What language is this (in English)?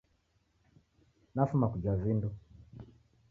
Taita